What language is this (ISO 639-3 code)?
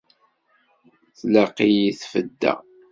kab